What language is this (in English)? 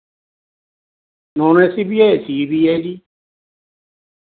Punjabi